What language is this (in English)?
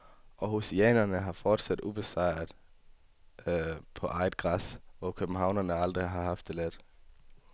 Danish